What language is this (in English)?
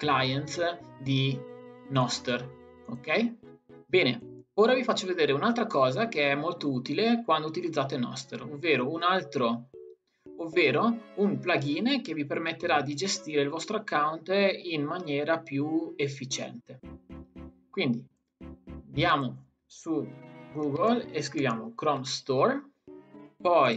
Italian